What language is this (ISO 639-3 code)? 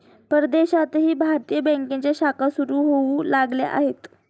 mar